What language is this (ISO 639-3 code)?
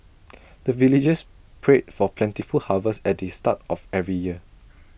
eng